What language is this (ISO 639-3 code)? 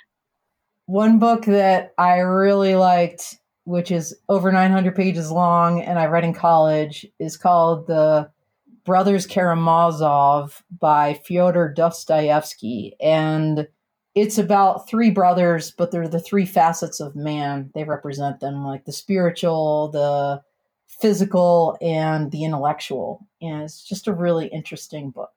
eng